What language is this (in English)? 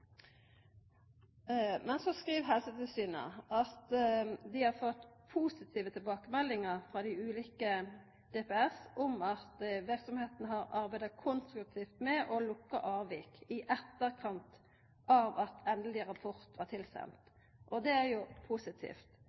Norwegian Nynorsk